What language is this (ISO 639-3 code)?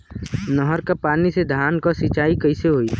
bho